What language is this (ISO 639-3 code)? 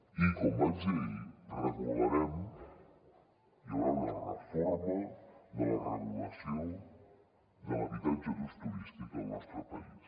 cat